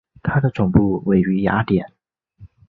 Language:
Chinese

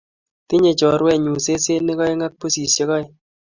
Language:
Kalenjin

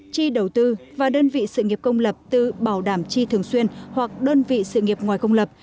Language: Vietnamese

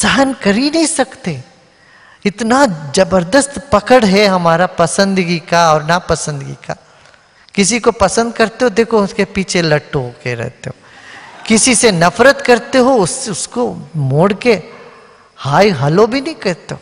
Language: Hindi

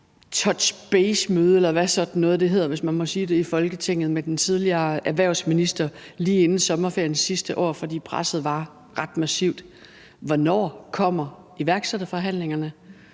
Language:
Danish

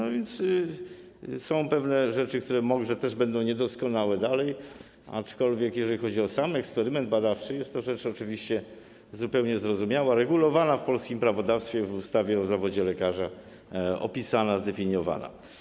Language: Polish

